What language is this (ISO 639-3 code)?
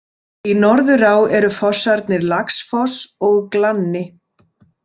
isl